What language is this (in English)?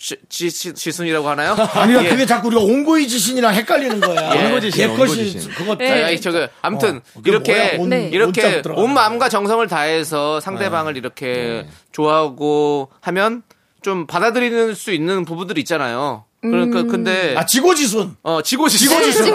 Korean